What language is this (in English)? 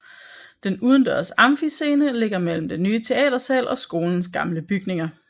Danish